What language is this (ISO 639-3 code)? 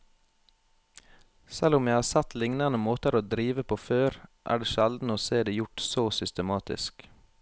nor